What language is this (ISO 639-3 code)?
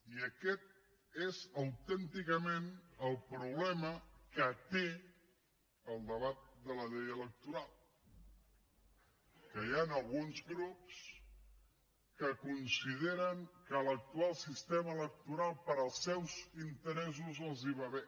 cat